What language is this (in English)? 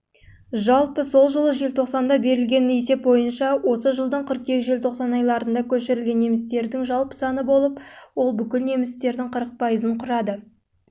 Kazakh